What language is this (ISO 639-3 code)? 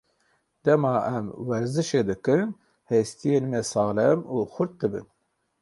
kur